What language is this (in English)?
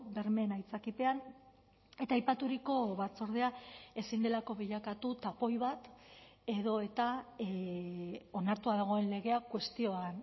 Basque